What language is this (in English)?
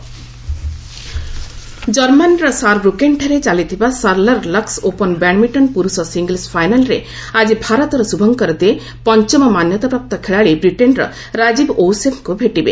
Odia